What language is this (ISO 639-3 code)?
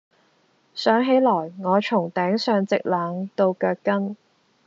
yue